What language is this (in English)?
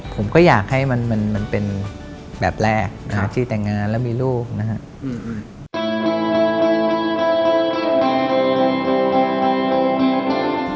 Thai